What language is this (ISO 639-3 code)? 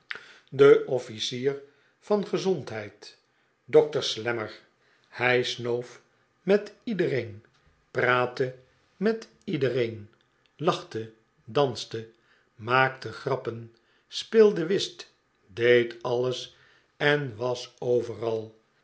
nld